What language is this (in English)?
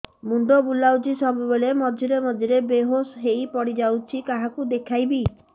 Odia